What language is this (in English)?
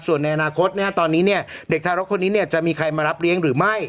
Thai